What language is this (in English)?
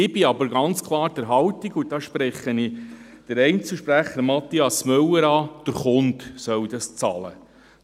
Swiss German